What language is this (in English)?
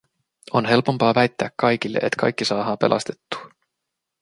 Finnish